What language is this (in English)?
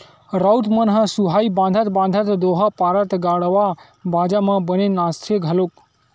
Chhattisgarhi